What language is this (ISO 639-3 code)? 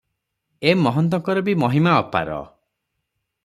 ori